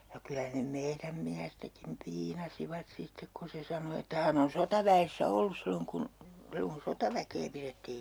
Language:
Finnish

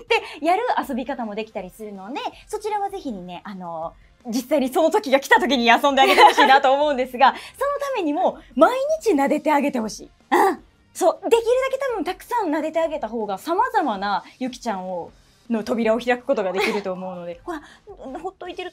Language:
Japanese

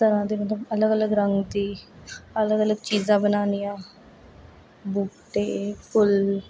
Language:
Dogri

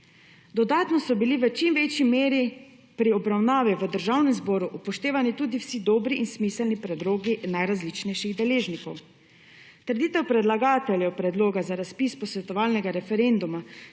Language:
Slovenian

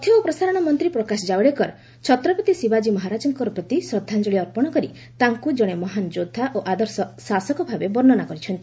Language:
Odia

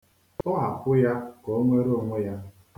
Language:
Igbo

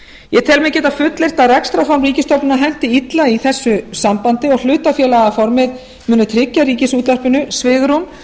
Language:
Icelandic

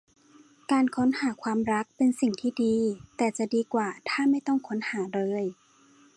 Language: Thai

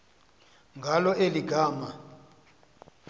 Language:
Xhosa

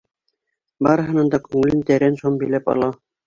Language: Bashkir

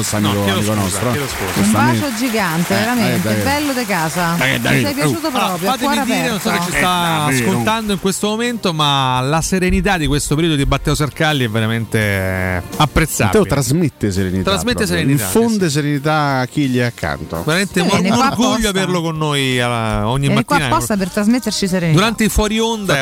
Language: Italian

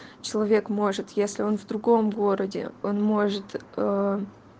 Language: Russian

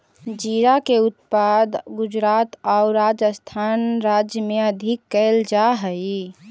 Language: Magahi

